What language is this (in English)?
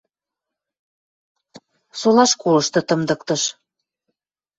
Western Mari